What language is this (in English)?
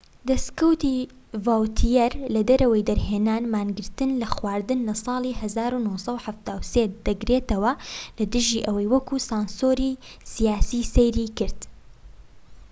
Central Kurdish